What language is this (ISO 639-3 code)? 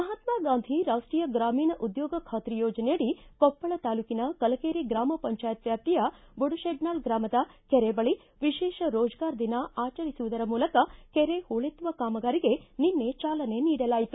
kan